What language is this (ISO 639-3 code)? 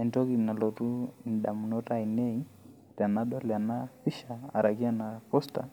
mas